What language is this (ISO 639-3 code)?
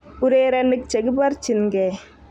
kln